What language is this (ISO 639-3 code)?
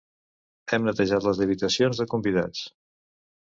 cat